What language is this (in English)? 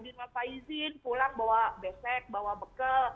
Indonesian